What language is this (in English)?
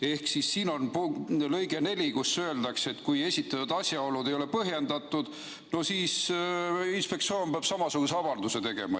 Estonian